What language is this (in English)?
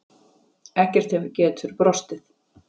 Icelandic